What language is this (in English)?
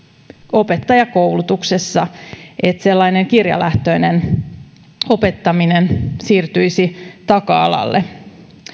Finnish